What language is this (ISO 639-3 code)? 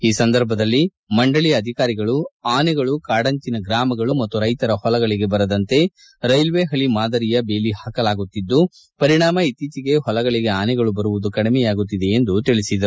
kan